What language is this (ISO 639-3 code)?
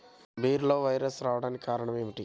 tel